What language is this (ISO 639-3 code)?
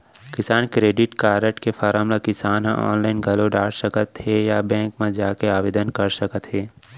hne